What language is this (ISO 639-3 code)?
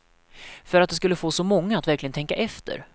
swe